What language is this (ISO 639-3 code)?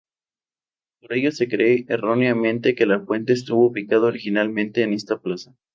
spa